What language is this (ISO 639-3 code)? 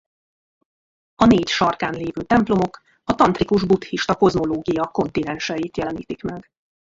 hun